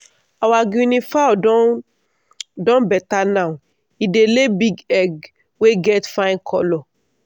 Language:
Nigerian Pidgin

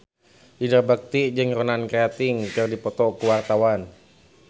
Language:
Sundanese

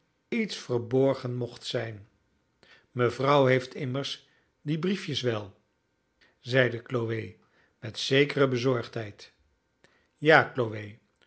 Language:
Dutch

